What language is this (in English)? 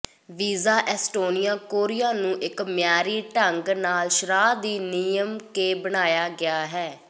Punjabi